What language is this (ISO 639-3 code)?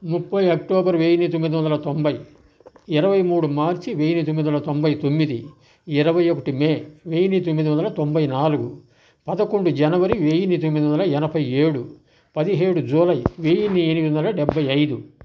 tel